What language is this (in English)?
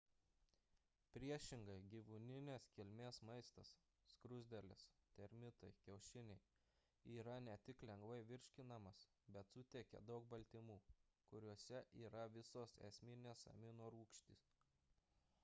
Lithuanian